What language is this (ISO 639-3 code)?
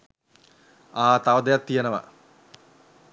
sin